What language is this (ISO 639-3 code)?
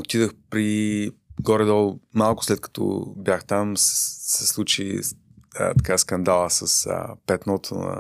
bul